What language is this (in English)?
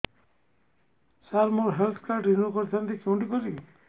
Odia